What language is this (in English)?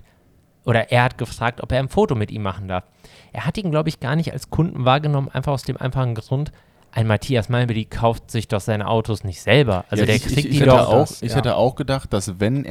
German